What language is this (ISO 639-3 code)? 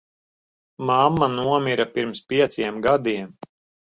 lav